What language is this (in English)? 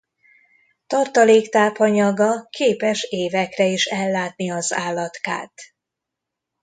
Hungarian